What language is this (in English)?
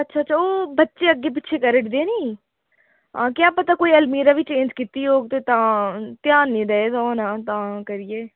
Dogri